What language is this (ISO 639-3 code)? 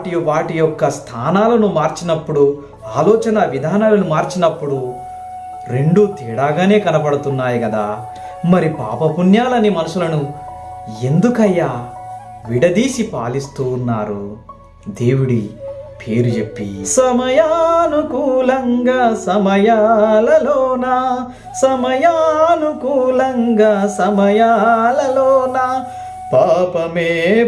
tel